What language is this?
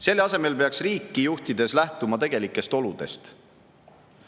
Estonian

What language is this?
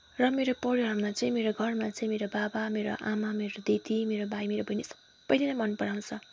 Nepali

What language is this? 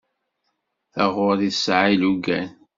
Kabyle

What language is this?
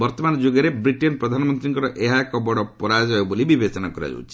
Odia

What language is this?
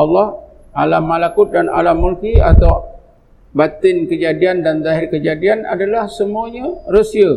Malay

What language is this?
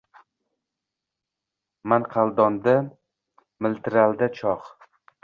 Uzbek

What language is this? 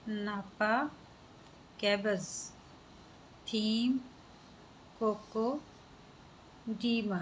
Punjabi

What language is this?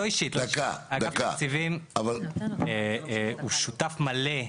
Hebrew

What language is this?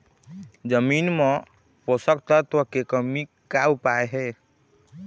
Chhattisgarhi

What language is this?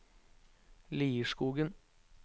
Norwegian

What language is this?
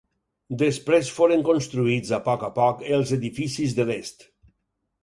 Catalan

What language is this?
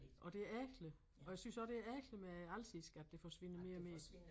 Danish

